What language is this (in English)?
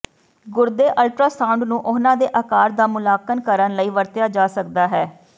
Punjabi